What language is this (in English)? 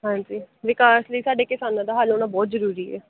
Punjabi